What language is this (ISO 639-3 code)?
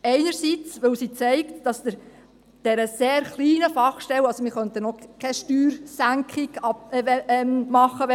gsw